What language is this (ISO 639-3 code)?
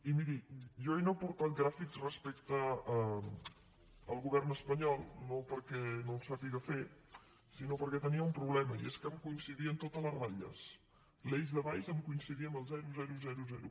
cat